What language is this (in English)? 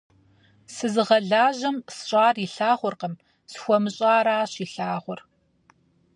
Kabardian